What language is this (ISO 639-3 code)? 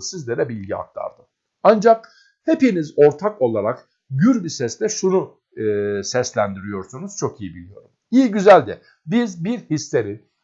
tur